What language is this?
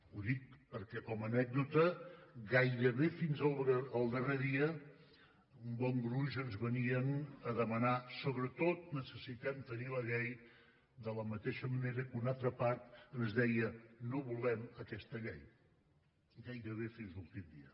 Catalan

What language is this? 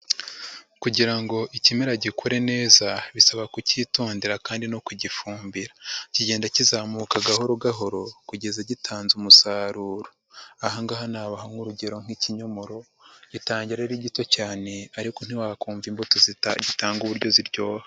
Kinyarwanda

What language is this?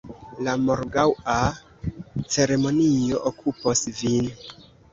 Esperanto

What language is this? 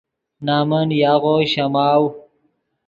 Yidgha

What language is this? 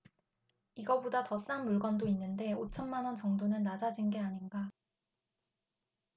Korean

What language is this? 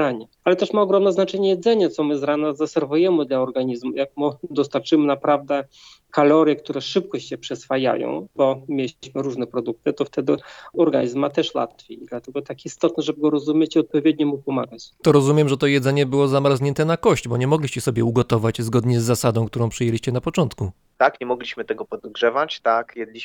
Polish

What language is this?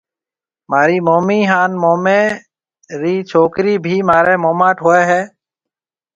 Marwari (Pakistan)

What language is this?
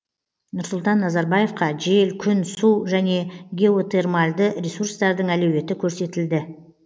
Kazakh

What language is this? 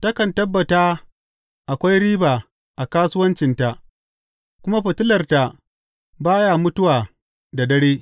Hausa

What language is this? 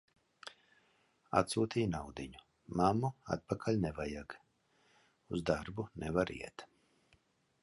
Latvian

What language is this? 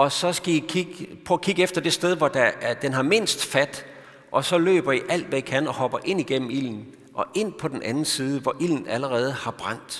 Danish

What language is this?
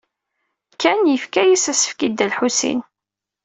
Kabyle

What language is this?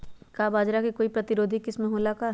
Magahi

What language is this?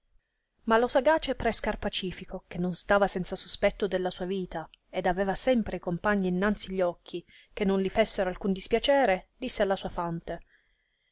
Italian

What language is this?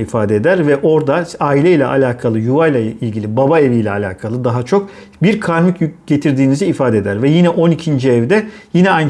Turkish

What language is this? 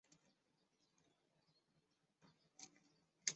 Chinese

